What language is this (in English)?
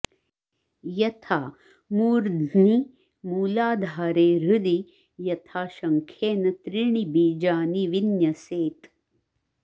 Sanskrit